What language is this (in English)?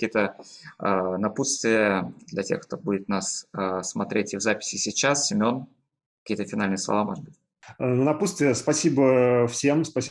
Russian